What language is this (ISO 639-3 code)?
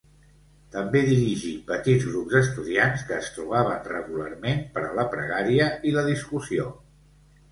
cat